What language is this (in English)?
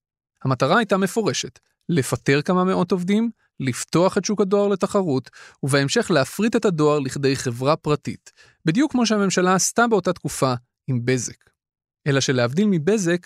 Hebrew